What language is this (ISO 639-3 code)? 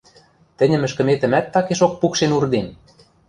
mrj